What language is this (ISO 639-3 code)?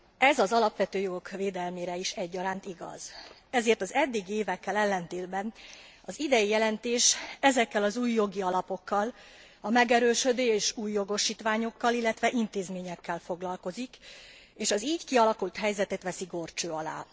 hun